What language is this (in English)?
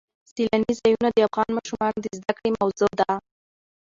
Pashto